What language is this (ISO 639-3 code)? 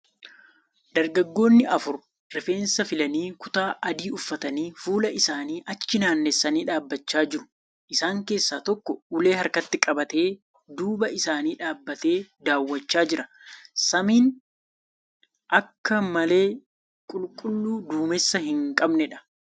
orm